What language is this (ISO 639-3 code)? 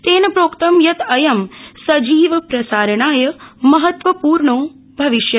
san